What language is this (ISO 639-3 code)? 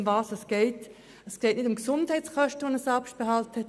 gsw